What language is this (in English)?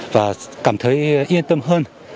Vietnamese